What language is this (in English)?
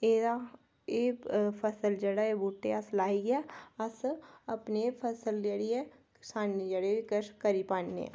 Dogri